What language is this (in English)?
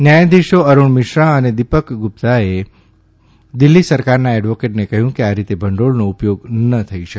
Gujarati